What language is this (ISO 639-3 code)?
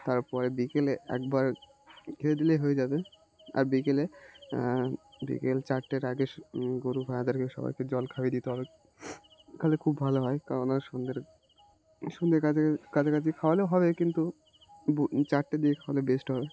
ben